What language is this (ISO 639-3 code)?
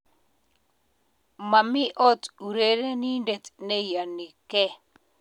kln